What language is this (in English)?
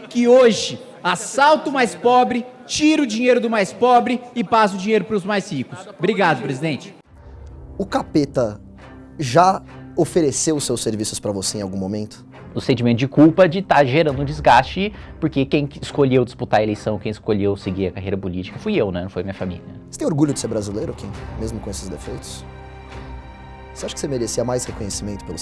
Portuguese